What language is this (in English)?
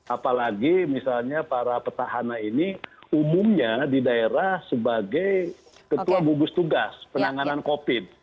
Indonesian